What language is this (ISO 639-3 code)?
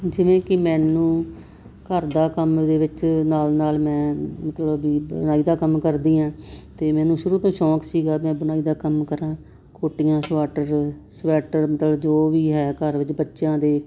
pan